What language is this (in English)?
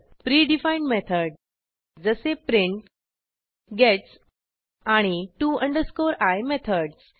Marathi